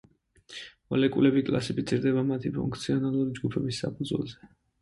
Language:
Georgian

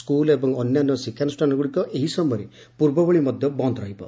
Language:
Odia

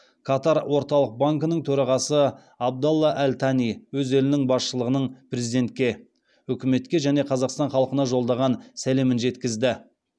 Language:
Kazakh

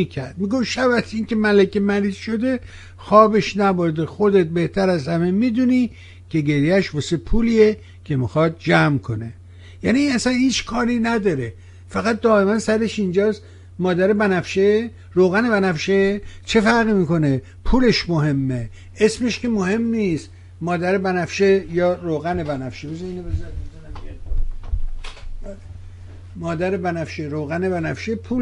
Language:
Persian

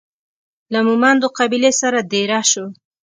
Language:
Pashto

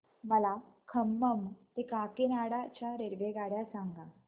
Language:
Marathi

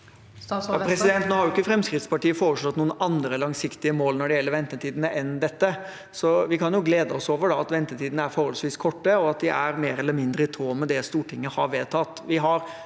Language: Norwegian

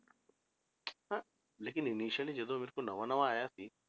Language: Punjabi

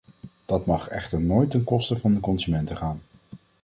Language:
Dutch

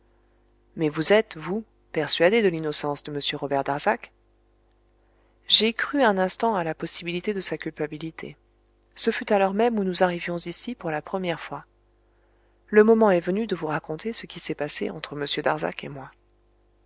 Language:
French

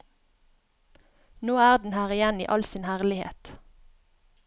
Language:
Norwegian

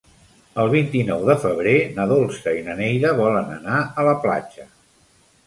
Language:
Catalan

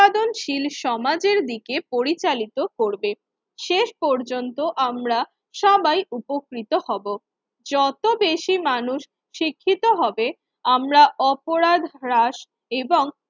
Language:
Bangla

